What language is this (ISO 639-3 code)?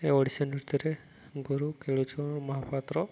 ori